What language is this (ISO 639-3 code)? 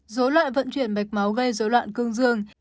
vie